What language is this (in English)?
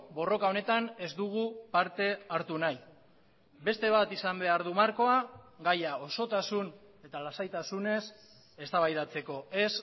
Basque